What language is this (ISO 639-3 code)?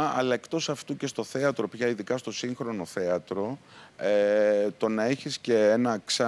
ell